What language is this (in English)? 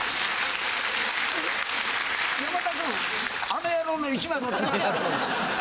Japanese